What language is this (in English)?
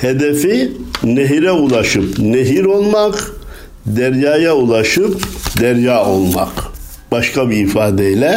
Turkish